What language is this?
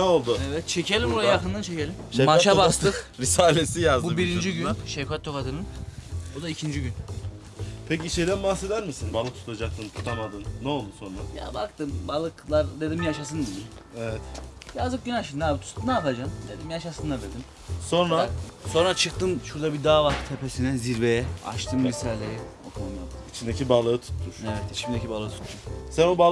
Turkish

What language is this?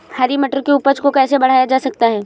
Hindi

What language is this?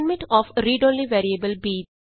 Punjabi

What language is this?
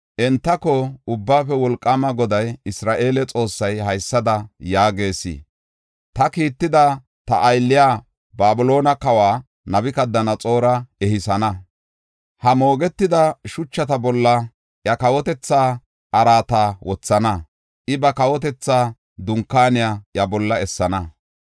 Gofa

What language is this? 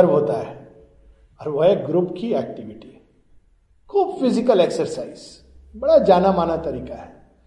Hindi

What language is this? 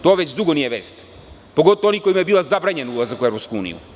Serbian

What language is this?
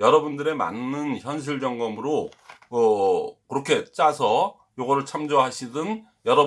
Korean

